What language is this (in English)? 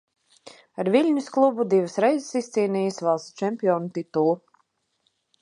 Latvian